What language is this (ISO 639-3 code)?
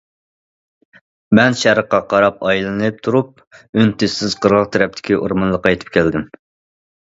uig